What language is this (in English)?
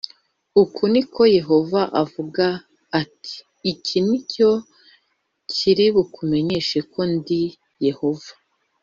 Kinyarwanda